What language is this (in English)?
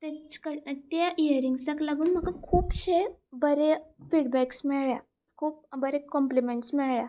Konkani